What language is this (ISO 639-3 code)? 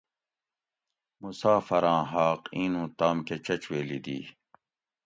gwc